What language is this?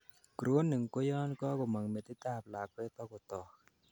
Kalenjin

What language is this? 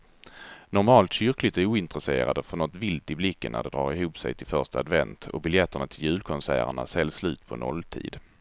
Swedish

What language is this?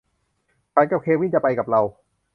Thai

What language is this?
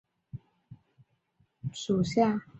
Chinese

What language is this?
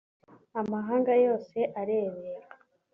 Kinyarwanda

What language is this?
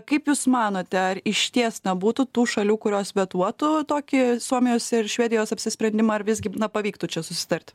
Lithuanian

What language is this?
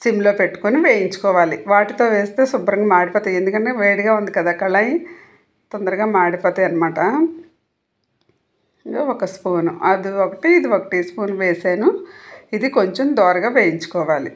Telugu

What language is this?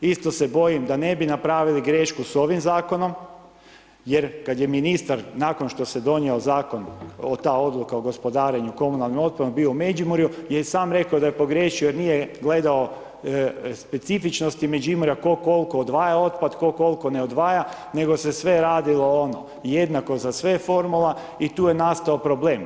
Croatian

